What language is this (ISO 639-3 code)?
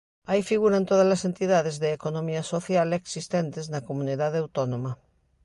glg